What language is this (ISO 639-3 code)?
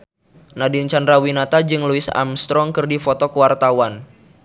sun